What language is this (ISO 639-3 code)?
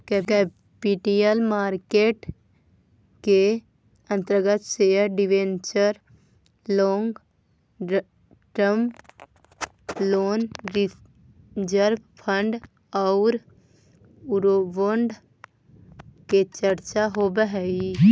mag